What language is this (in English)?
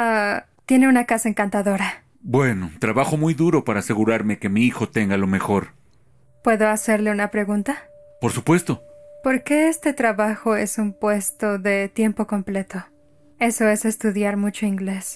Spanish